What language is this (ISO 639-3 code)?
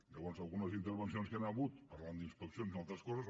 cat